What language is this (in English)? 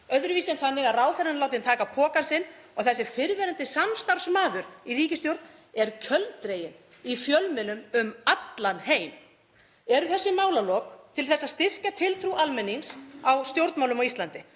Icelandic